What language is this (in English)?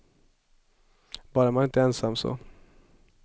Swedish